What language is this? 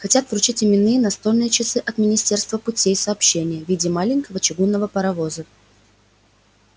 Russian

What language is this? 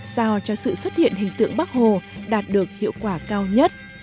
Vietnamese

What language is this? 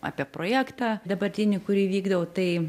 Lithuanian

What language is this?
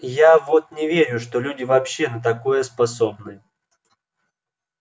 Russian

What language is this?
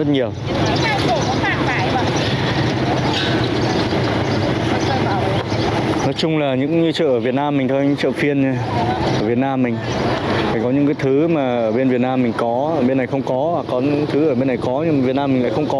Vietnamese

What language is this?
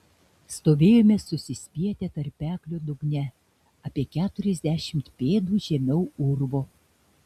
Lithuanian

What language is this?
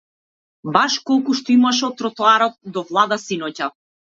Macedonian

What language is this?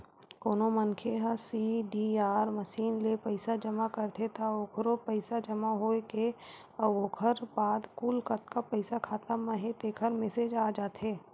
Chhattisgarhi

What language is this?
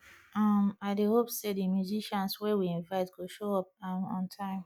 Nigerian Pidgin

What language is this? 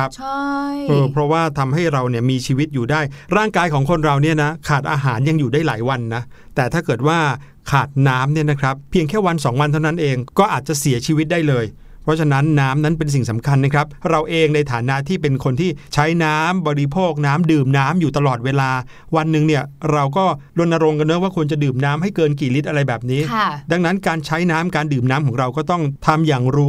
Thai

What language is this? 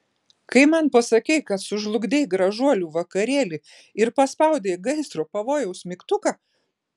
Lithuanian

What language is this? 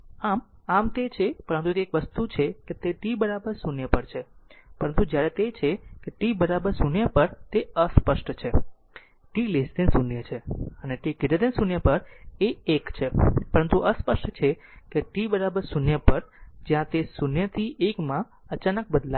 Gujarati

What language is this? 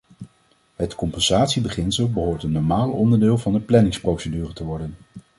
Dutch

